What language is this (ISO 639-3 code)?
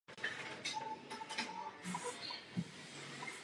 ces